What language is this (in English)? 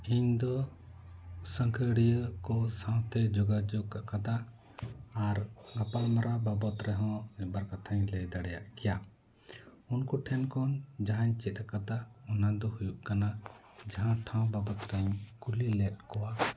Santali